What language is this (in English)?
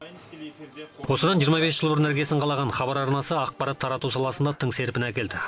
Kazakh